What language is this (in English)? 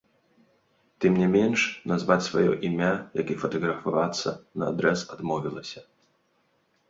Belarusian